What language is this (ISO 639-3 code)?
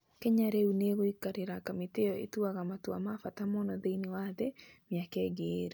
kik